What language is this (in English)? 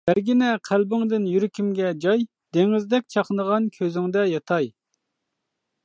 Uyghur